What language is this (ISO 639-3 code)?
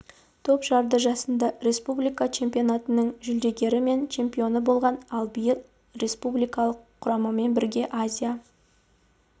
kaz